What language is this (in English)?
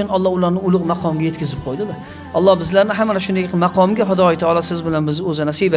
Turkish